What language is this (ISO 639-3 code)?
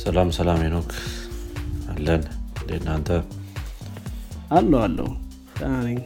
amh